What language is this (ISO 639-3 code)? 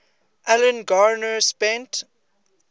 eng